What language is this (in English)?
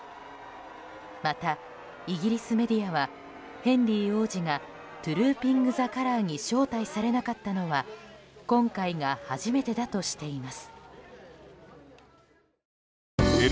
Japanese